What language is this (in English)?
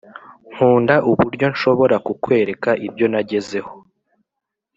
Kinyarwanda